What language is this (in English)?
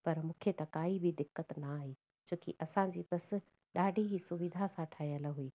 Sindhi